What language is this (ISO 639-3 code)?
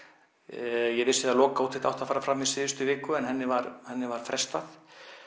isl